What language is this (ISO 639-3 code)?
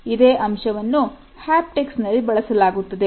kan